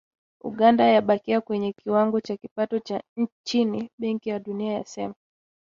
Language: Swahili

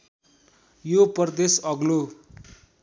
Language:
Nepali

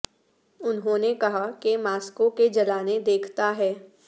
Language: Urdu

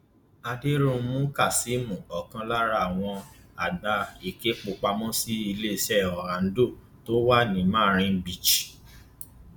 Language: Yoruba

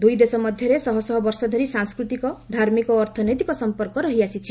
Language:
Odia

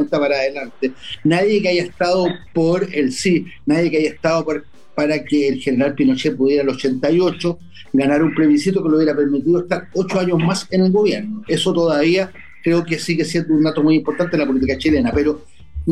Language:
Spanish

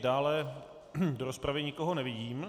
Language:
Czech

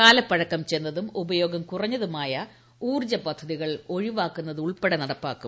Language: Malayalam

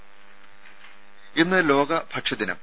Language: Malayalam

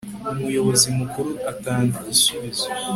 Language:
Kinyarwanda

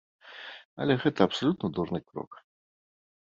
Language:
Belarusian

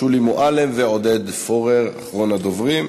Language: Hebrew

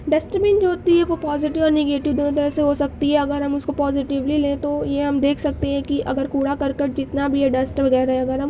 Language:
Urdu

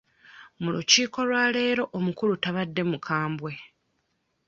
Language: Ganda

